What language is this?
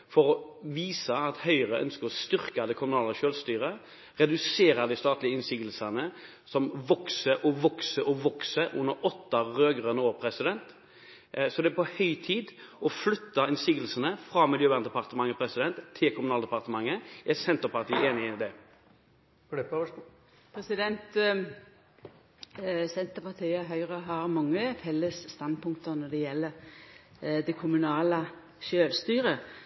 Norwegian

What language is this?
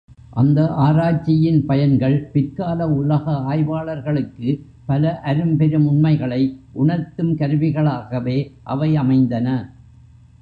Tamil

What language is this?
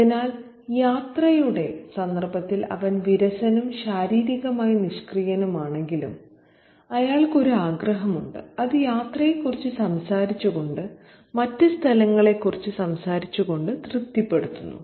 Malayalam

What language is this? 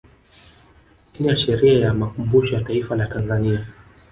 Swahili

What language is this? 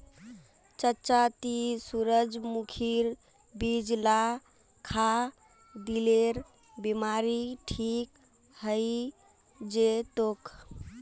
Magahi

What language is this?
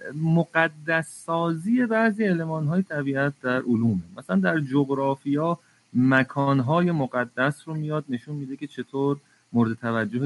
Persian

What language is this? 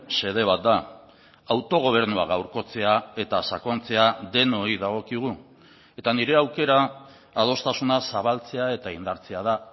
Basque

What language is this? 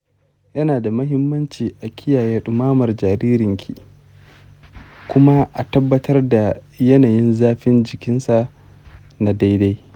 Hausa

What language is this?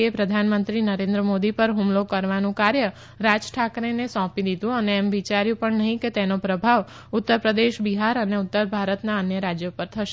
Gujarati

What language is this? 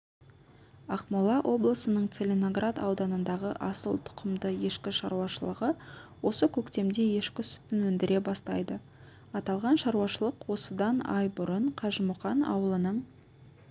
Kazakh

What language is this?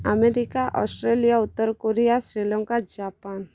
Odia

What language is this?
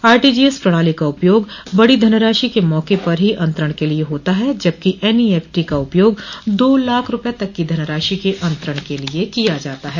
Hindi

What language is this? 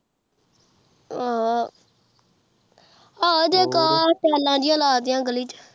Punjabi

